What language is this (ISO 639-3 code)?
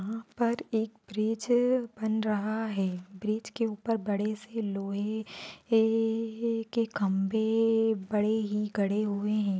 mwr